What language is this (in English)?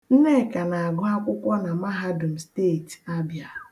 Igbo